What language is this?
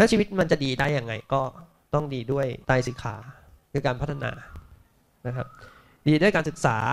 Thai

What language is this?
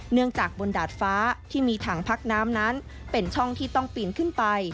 Thai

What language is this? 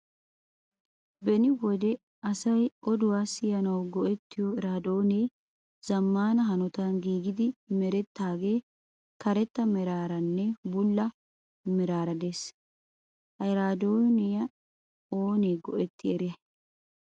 Wolaytta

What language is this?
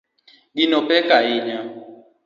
Luo (Kenya and Tanzania)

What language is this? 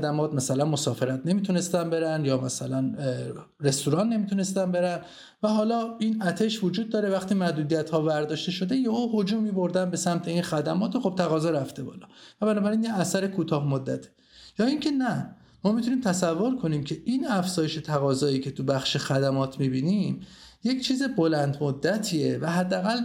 Persian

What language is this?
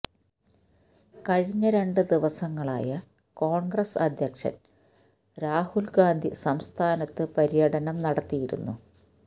Malayalam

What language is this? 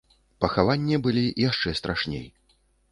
Belarusian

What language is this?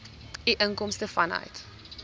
Afrikaans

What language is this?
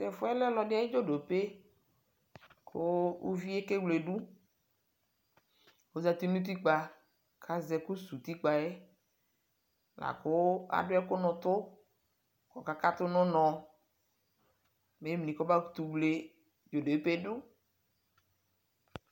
Ikposo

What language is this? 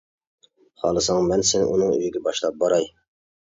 Uyghur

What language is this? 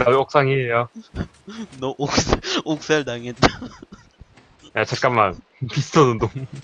Korean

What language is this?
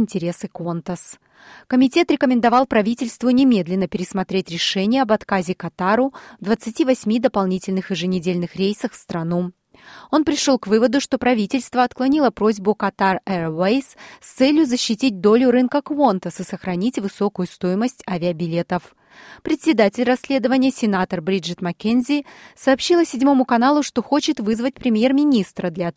Russian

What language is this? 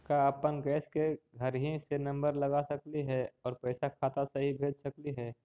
Magahi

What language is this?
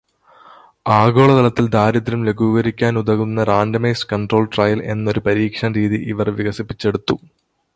Malayalam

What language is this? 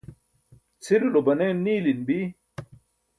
Burushaski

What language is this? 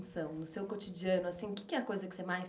Portuguese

